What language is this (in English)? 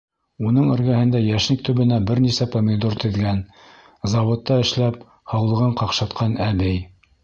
Bashkir